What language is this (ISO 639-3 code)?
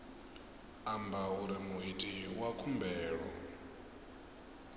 ven